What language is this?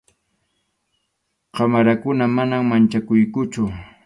Arequipa-La Unión Quechua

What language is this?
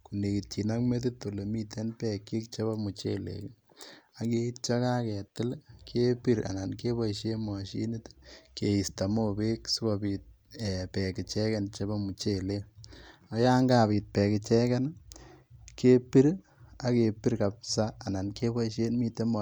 Kalenjin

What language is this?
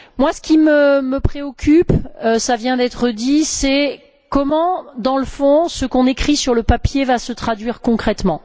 French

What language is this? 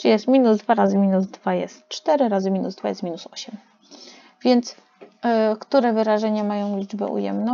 Polish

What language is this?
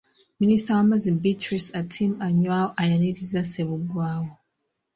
Ganda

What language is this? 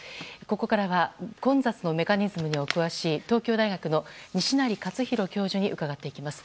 Japanese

